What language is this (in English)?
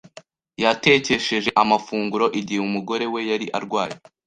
Kinyarwanda